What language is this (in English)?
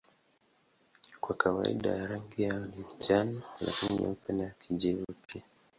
Swahili